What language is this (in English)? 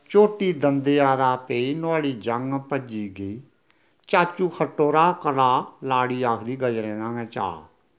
Dogri